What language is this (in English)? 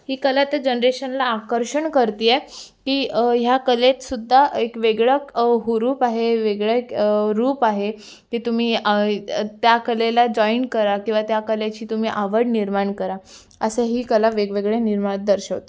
Marathi